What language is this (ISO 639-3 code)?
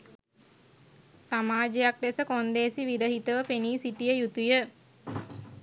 sin